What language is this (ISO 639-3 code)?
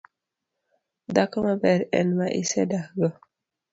luo